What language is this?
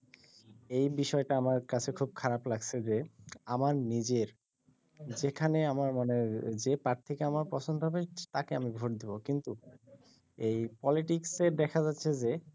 Bangla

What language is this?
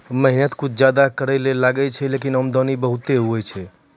Maithili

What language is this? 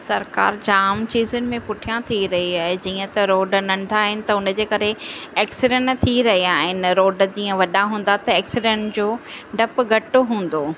Sindhi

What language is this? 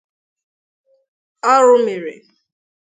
Igbo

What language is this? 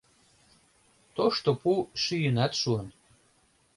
Mari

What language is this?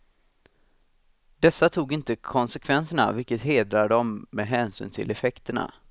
Swedish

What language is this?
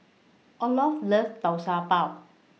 English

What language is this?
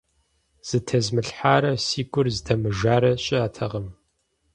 Kabardian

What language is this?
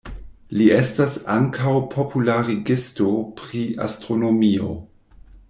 Esperanto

